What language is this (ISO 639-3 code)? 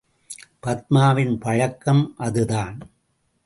tam